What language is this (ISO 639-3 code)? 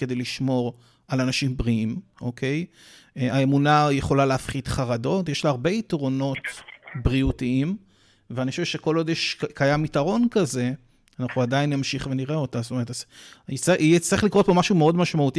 heb